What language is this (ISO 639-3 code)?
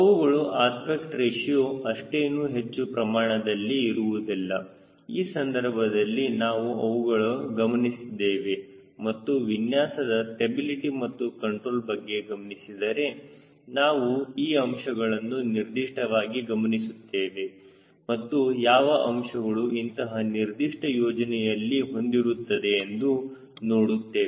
kan